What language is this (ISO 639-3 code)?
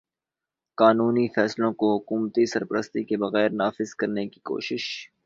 urd